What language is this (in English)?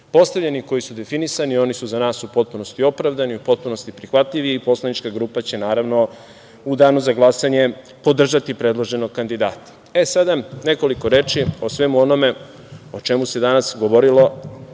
Serbian